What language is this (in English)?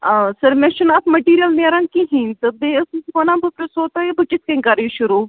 Kashmiri